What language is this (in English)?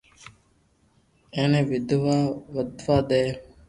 Loarki